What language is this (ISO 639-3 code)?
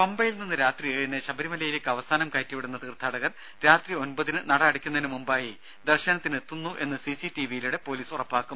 mal